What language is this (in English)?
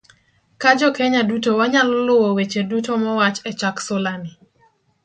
Luo (Kenya and Tanzania)